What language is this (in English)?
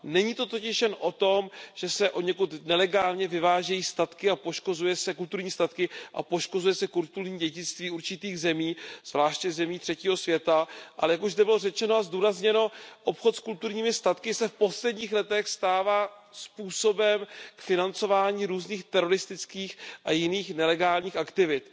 Czech